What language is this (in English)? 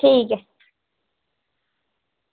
Dogri